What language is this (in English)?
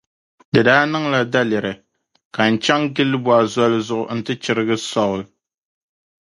Dagbani